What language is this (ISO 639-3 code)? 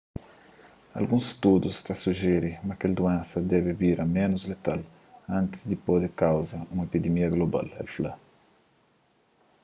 kea